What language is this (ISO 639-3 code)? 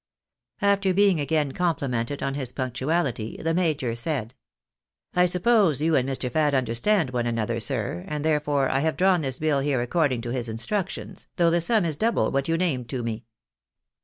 eng